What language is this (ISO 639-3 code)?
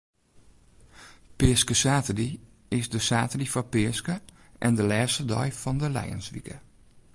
fry